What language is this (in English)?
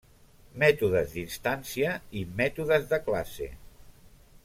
Catalan